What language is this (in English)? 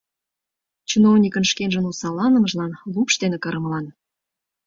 Mari